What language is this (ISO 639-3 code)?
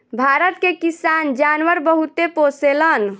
bho